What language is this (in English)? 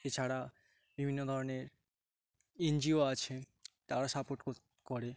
Bangla